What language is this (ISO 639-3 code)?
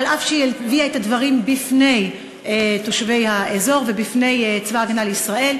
heb